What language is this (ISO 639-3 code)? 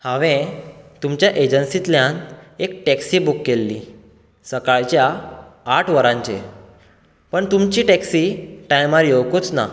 kok